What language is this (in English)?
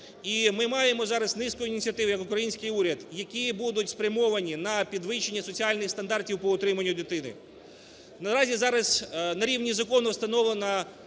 Ukrainian